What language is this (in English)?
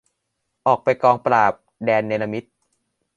Thai